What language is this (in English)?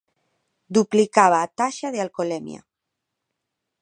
Galician